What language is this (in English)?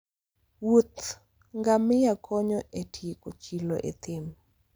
Luo (Kenya and Tanzania)